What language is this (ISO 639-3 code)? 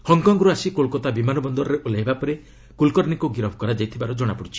ori